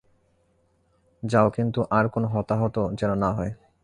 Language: Bangla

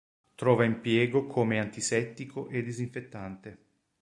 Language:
Italian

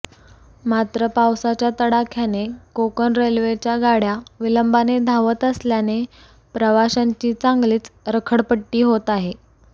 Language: Marathi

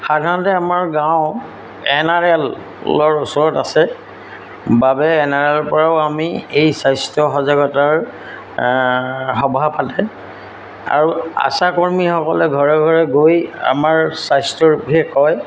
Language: Assamese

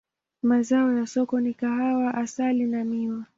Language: Swahili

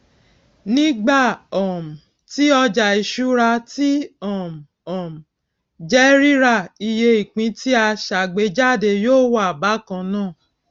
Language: Yoruba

